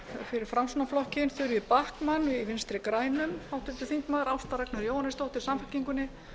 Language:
Icelandic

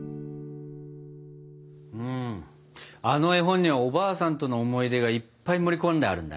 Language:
Japanese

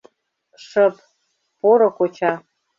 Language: Mari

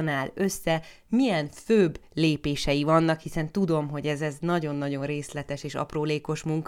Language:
Hungarian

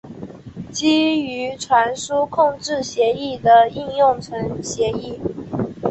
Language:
Chinese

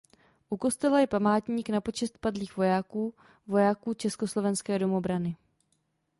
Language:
Czech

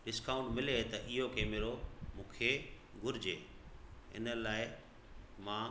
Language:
Sindhi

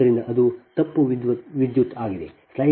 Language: Kannada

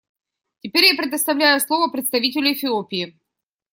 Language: Russian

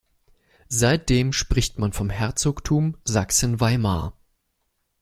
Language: German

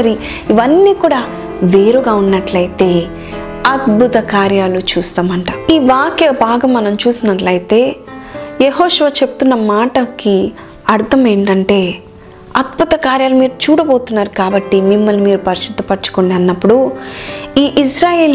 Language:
Telugu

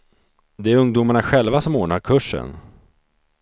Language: Swedish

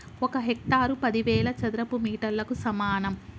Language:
Telugu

